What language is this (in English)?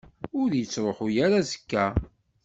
Kabyle